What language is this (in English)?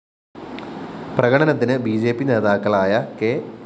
Malayalam